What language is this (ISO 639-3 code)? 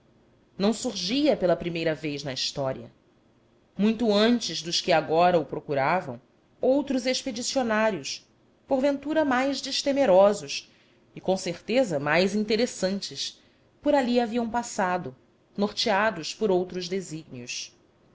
por